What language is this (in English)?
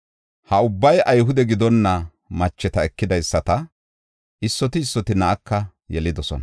Gofa